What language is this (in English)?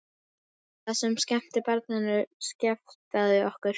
Icelandic